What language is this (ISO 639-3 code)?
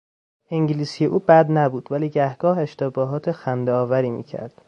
fas